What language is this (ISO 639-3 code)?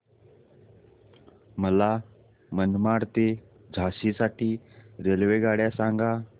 mar